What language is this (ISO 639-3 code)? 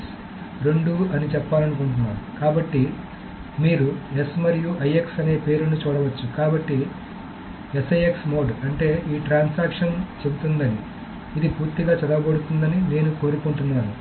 tel